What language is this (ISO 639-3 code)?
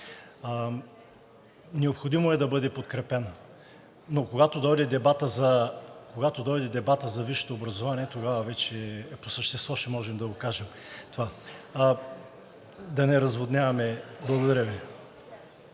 bul